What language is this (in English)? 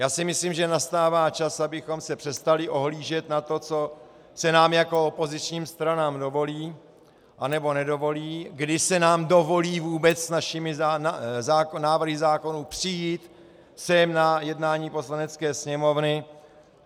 Czech